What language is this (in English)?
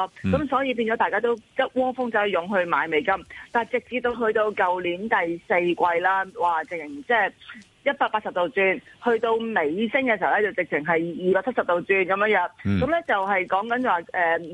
Chinese